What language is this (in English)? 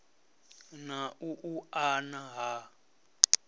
Venda